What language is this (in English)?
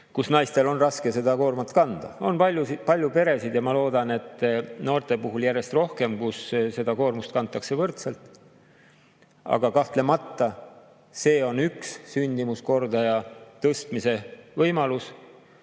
Estonian